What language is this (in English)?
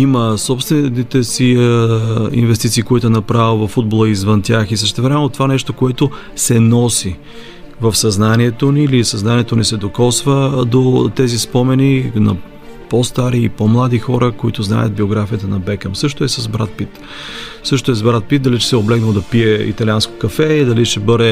Bulgarian